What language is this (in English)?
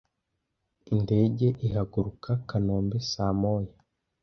Kinyarwanda